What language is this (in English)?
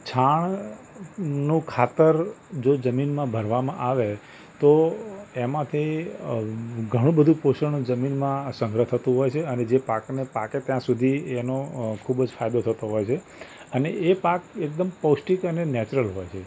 Gujarati